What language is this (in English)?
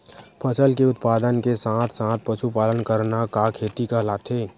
Chhattisgarhi